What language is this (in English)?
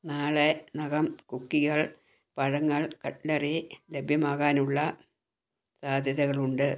Malayalam